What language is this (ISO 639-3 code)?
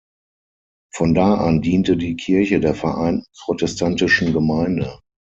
deu